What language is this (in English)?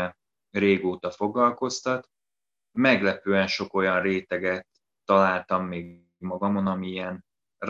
Hungarian